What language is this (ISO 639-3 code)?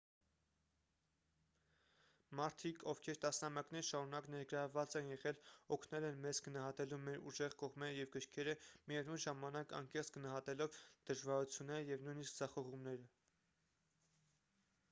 hye